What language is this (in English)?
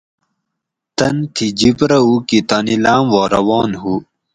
Gawri